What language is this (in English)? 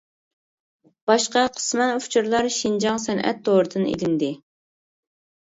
Uyghur